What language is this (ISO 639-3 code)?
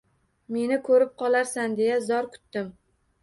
uzb